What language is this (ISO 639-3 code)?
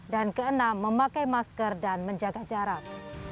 ind